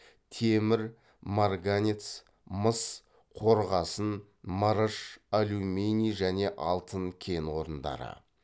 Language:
Kazakh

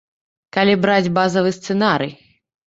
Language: Belarusian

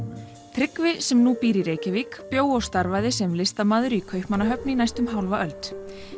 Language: Icelandic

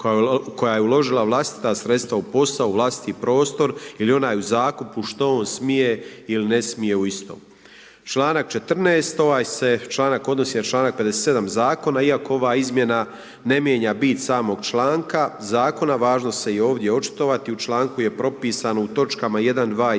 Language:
Croatian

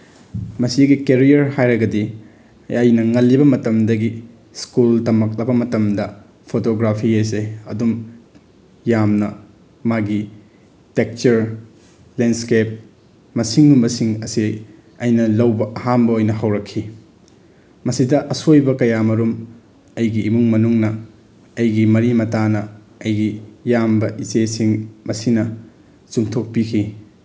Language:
Manipuri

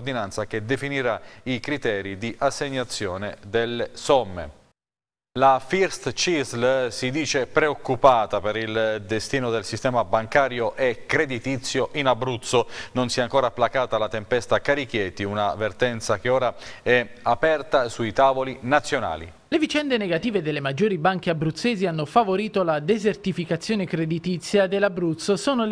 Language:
Italian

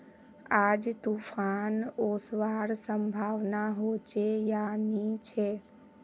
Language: Magahi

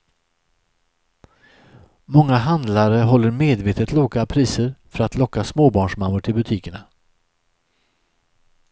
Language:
Swedish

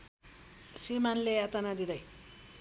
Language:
Nepali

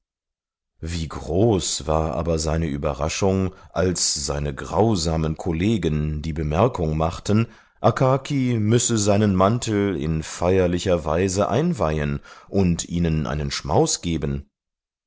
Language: German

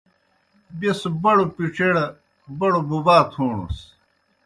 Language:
Kohistani Shina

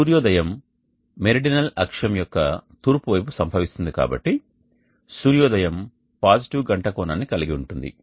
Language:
Telugu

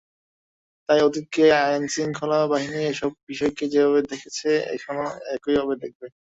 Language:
Bangla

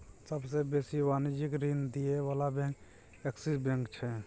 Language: Maithili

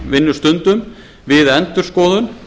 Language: Icelandic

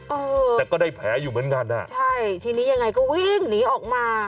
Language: Thai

